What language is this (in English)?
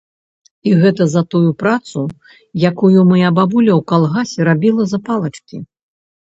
Belarusian